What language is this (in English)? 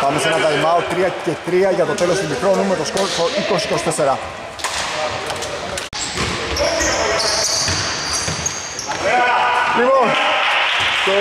Greek